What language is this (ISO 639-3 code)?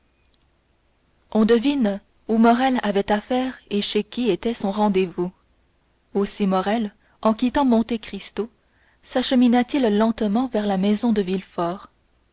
fra